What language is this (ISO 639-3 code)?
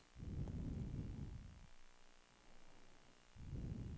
nor